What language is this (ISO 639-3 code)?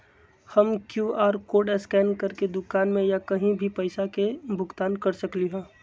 mag